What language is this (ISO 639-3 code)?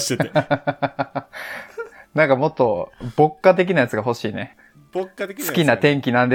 jpn